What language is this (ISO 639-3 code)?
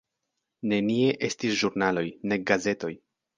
epo